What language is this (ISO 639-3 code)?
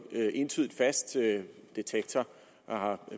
dan